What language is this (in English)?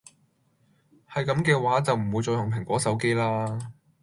Cantonese